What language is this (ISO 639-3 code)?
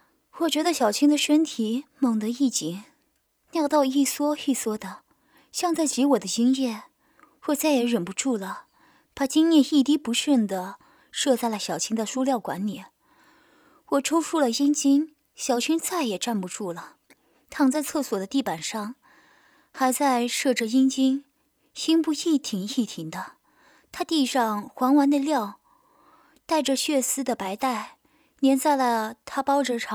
zho